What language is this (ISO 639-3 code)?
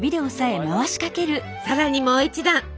jpn